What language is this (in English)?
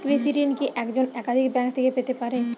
Bangla